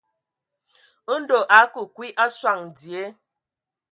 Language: Ewondo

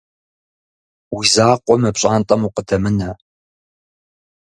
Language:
Kabardian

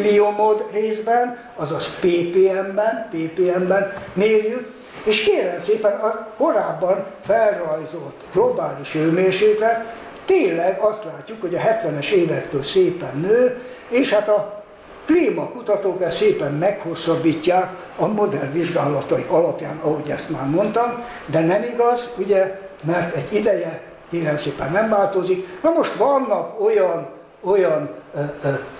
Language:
Hungarian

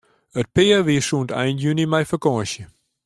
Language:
Western Frisian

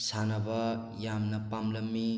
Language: Manipuri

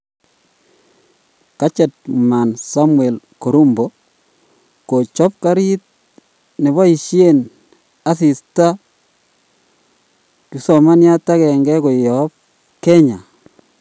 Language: Kalenjin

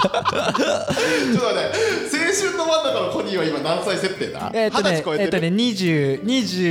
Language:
Japanese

